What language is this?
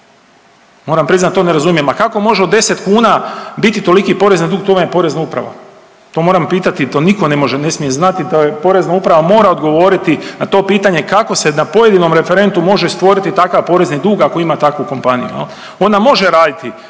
Croatian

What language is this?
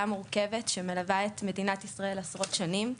Hebrew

